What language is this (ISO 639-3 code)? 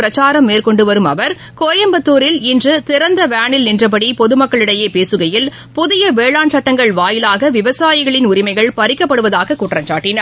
tam